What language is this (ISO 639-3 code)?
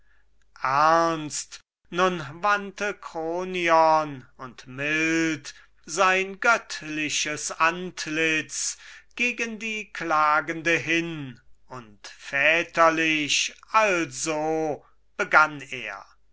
deu